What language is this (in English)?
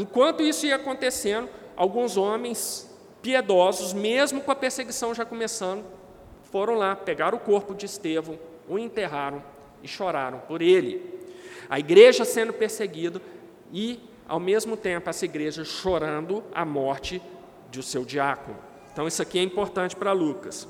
Portuguese